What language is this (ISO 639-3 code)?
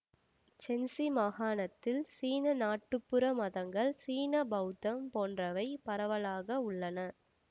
tam